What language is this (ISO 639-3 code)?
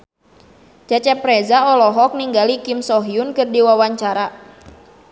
sun